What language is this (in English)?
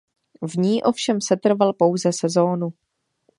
Czech